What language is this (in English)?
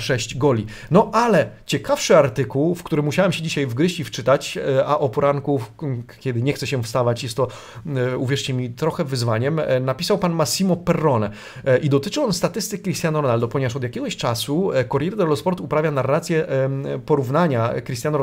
Polish